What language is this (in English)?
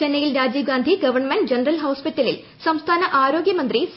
Malayalam